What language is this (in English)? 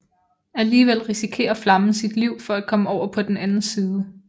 Danish